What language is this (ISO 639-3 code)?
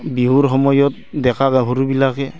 asm